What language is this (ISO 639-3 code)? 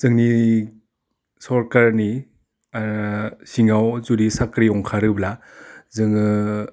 brx